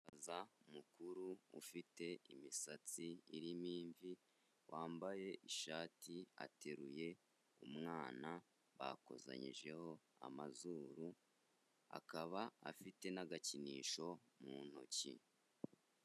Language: Kinyarwanda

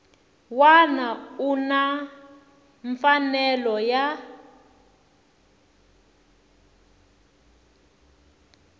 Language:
Tsonga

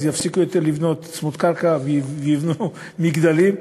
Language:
Hebrew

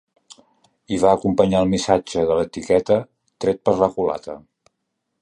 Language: Catalan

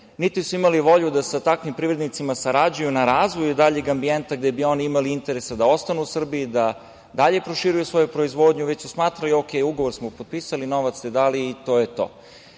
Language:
Serbian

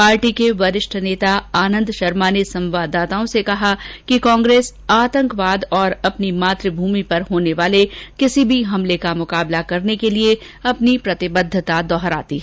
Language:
Hindi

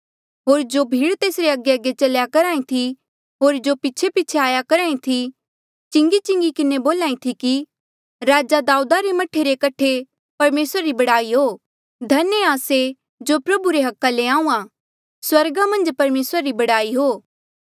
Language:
Mandeali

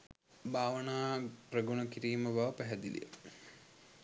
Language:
Sinhala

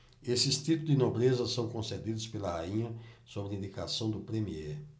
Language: Portuguese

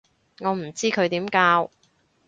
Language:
Cantonese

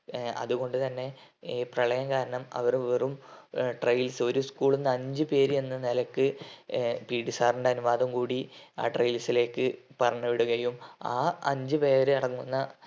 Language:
Malayalam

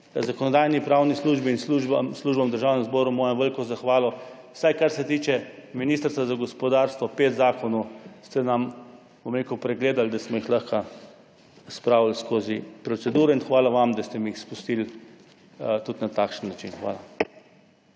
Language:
Slovenian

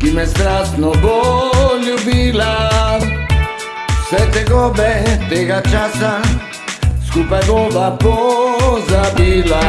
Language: Slovenian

